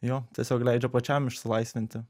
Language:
Lithuanian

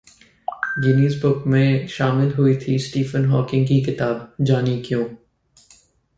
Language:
Hindi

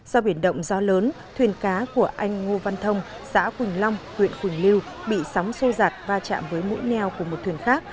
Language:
Vietnamese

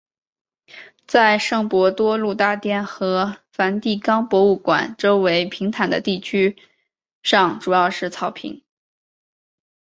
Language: Chinese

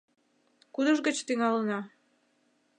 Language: Mari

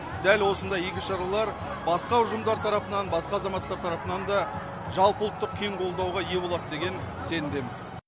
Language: Kazakh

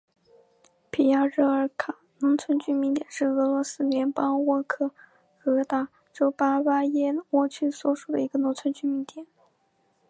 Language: Chinese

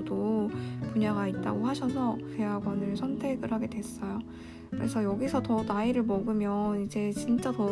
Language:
Korean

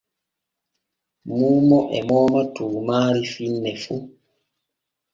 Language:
Borgu Fulfulde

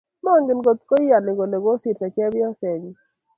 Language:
Kalenjin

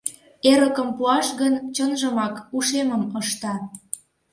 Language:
Mari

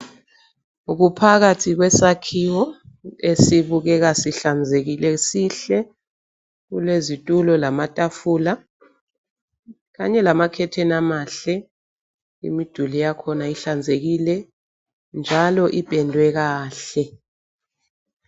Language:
North Ndebele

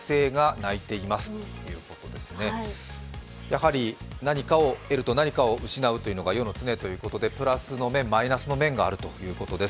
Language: Japanese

